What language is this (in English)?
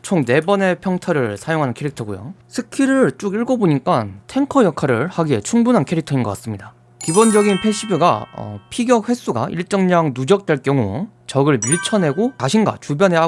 Korean